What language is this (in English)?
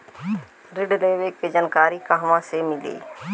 Bhojpuri